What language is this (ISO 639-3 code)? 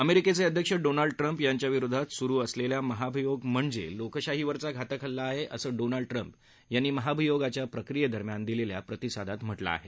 mar